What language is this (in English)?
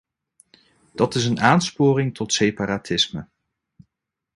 Dutch